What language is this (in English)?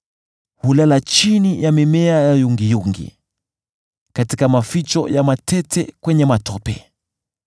Swahili